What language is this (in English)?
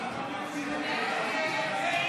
Hebrew